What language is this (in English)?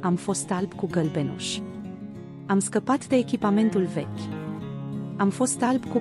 Romanian